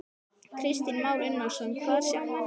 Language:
Icelandic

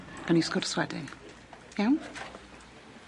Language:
Welsh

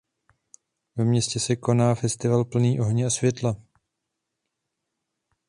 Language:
Czech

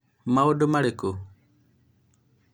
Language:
Kikuyu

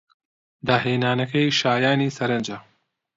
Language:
Central Kurdish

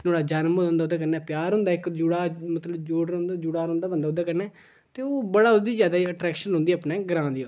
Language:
Dogri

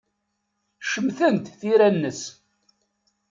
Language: Kabyle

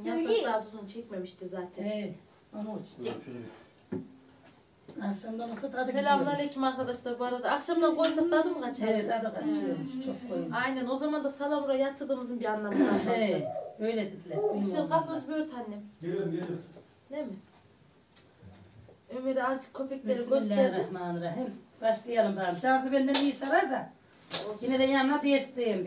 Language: Turkish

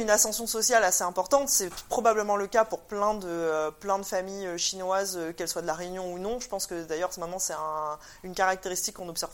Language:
French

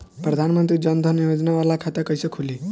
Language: Bhojpuri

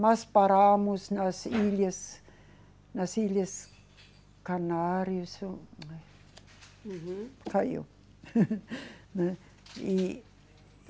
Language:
Portuguese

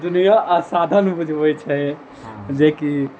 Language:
Maithili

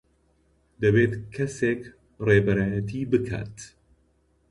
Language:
Central Kurdish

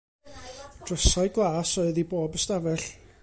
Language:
Welsh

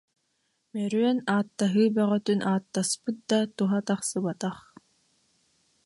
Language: Yakut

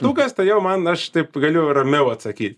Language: Lithuanian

